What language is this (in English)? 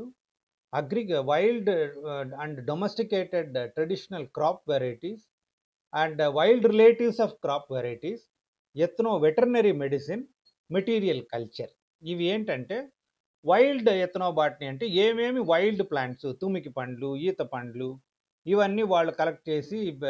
Telugu